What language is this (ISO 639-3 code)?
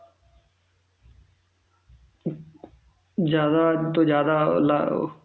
pan